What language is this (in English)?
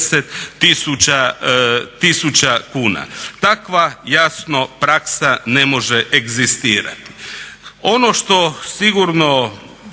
Croatian